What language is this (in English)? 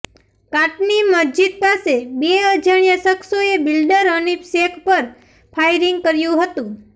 Gujarati